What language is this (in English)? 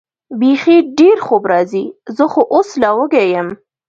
Pashto